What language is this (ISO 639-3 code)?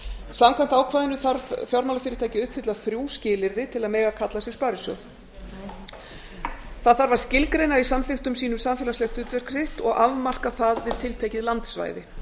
isl